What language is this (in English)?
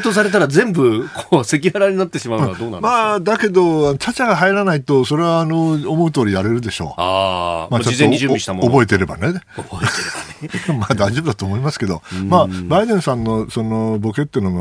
Japanese